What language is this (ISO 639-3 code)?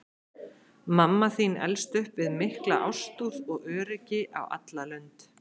isl